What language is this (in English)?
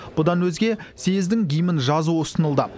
Kazakh